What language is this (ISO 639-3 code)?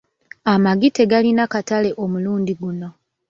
lug